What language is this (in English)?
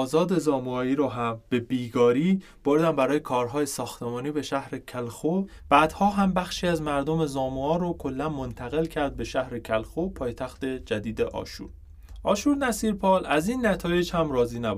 Persian